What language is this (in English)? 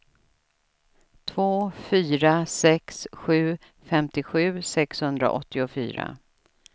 Swedish